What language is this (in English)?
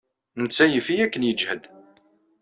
Kabyle